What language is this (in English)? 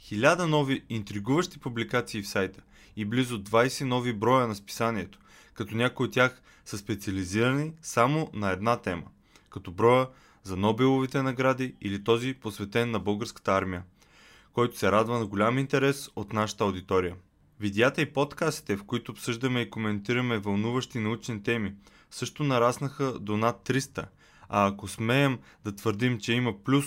Bulgarian